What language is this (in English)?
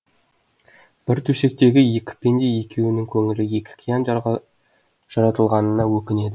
Kazakh